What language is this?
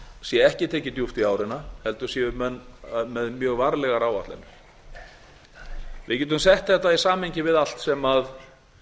Icelandic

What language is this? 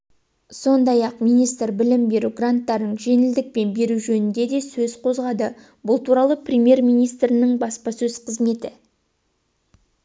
Kazakh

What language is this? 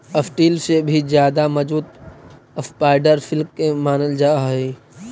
Magahi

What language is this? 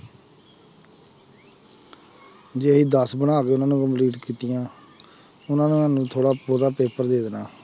Punjabi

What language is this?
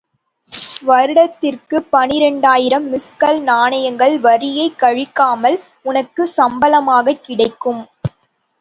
Tamil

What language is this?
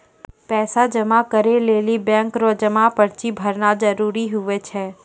Maithili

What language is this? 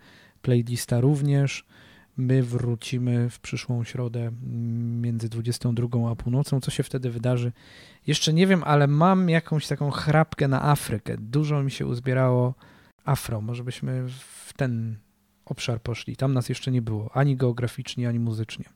Polish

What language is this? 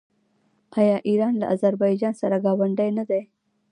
Pashto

